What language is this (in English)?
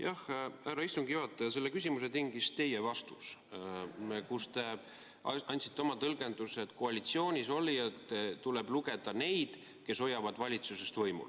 Estonian